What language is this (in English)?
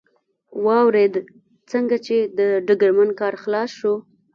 Pashto